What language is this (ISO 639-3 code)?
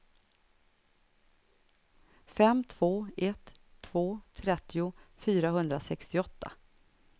swe